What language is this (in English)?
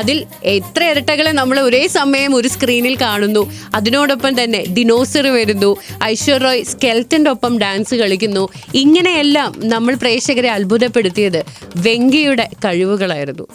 Malayalam